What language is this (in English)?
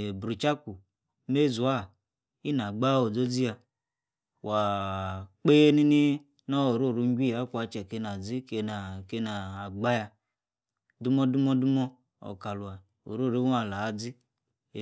Yace